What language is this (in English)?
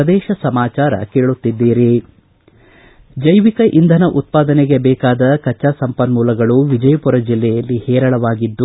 Kannada